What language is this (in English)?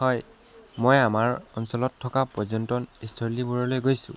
Assamese